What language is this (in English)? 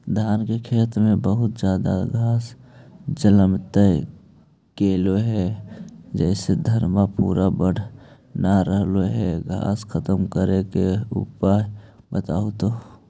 Magahi